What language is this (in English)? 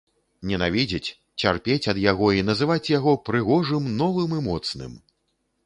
Belarusian